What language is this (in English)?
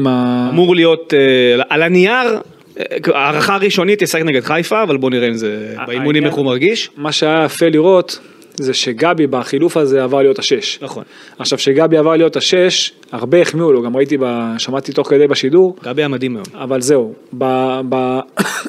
Hebrew